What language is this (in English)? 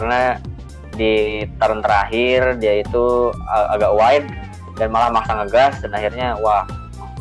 Indonesian